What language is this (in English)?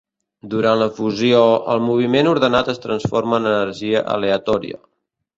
Catalan